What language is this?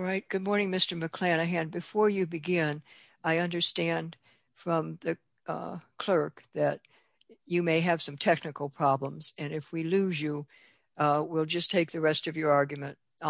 English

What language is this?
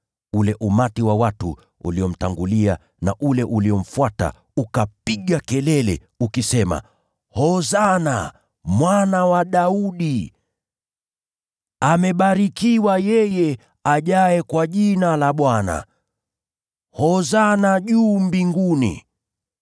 Swahili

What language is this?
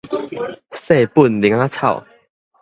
Min Nan Chinese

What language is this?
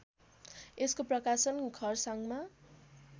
Nepali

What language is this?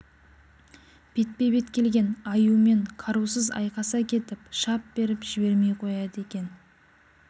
Kazakh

